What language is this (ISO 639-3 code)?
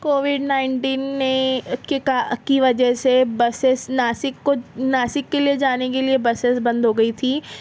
urd